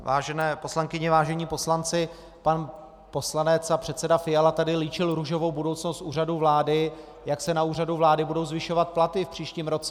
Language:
Czech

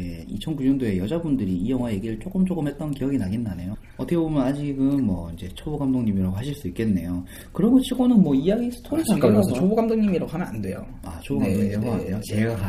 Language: Korean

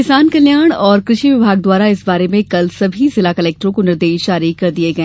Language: Hindi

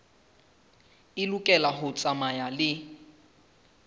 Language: Southern Sotho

